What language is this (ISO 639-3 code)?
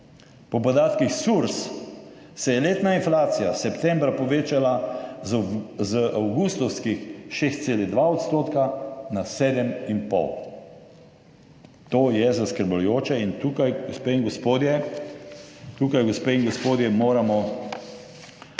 slv